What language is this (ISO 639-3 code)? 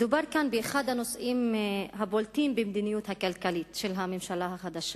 heb